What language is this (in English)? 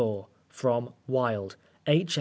English